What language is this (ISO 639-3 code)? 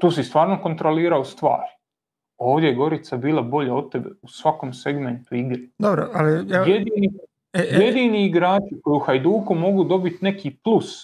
hrv